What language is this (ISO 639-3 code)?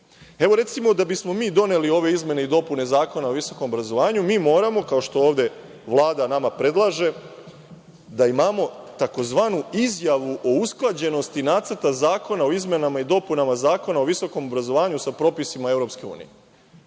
srp